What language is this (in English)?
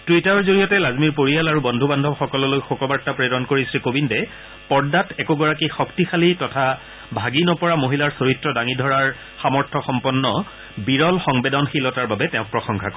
Assamese